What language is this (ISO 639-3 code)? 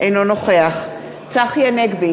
heb